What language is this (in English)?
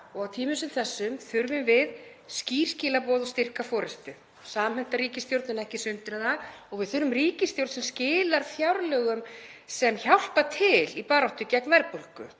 Icelandic